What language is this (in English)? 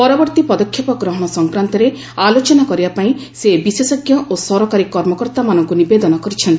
Odia